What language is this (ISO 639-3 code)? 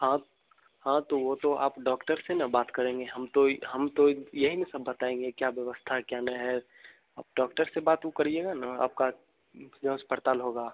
hin